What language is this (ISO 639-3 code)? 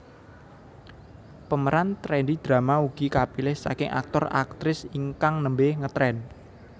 jav